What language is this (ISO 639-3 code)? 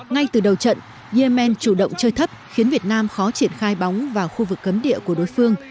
vie